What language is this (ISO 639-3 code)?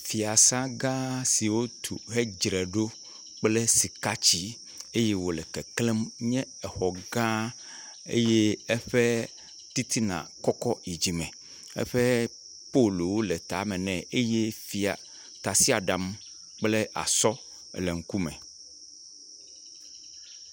ewe